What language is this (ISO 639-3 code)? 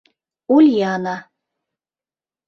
chm